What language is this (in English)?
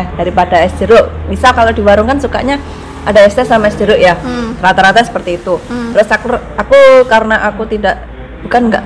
Indonesian